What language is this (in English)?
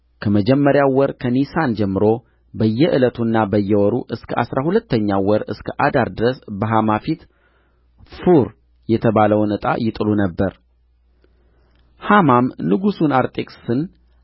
Amharic